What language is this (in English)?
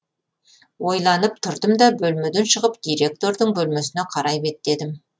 Kazakh